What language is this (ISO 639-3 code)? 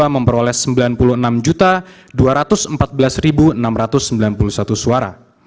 ind